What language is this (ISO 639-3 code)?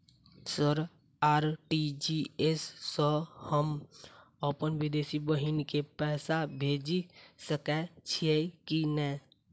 mai